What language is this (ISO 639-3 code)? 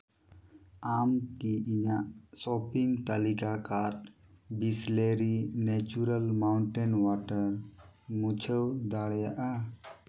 sat